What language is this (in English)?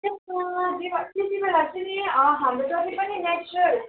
Nepali